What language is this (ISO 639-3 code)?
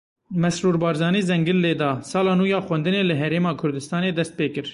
kur